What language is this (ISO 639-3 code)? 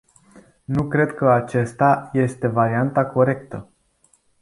ron